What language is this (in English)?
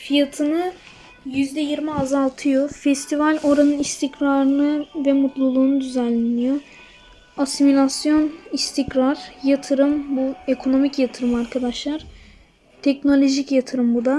Turkish